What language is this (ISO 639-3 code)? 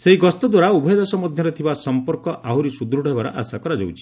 ori